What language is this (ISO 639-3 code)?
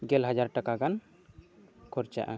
sat